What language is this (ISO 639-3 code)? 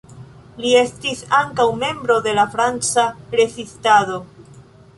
epo